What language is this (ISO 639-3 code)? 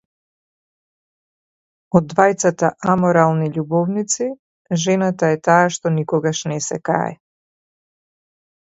mkd